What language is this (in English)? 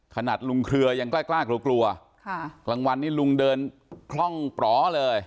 Thai